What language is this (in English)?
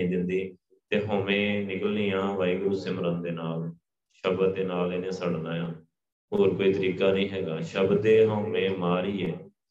Punjabi